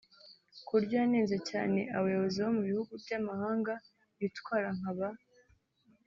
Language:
Kinyarwanda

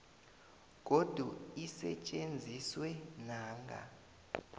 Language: South Ndebele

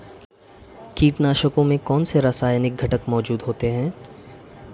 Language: Hindi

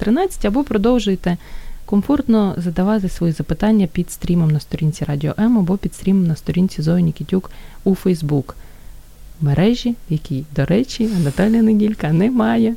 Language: Ukrainian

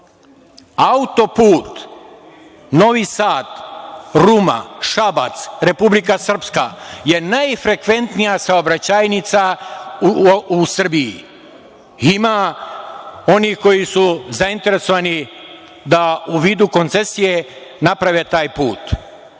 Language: Serbian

